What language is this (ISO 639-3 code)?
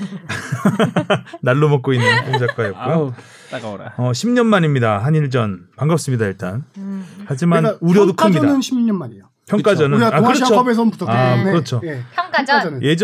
kor